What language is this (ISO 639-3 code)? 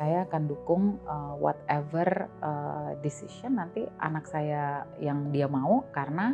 ind